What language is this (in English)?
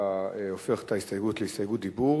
Hebrew